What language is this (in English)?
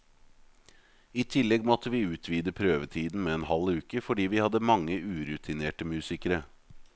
Norwegian